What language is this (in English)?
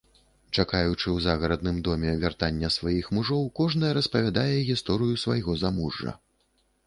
Belarusian